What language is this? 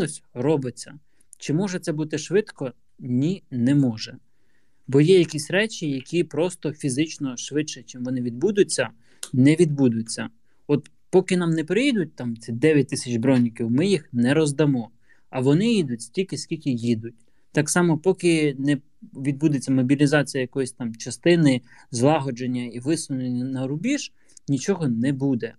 Ukrainian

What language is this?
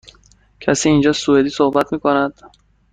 Persian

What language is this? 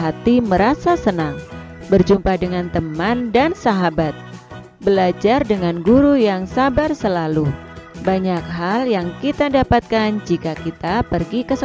Indonesian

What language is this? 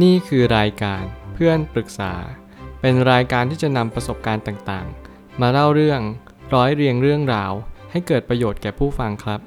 Thai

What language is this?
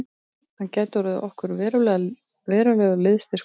Icelandic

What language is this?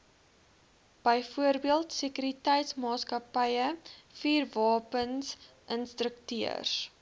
Afrikaans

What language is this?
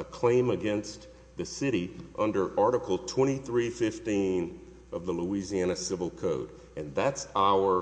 English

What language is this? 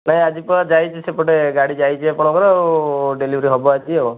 Odia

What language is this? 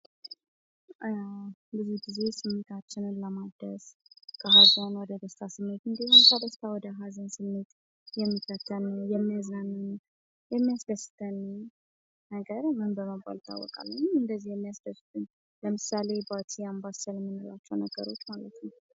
Amharic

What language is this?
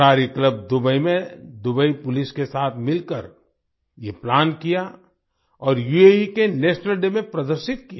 Hindi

